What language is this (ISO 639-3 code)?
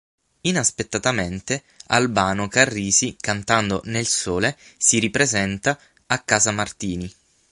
ita